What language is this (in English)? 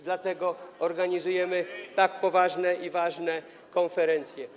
Polish